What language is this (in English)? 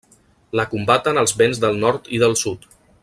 Catalan